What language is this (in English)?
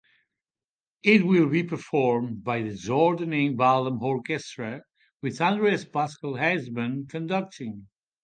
English